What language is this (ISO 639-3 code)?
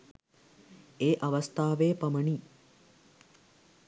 sin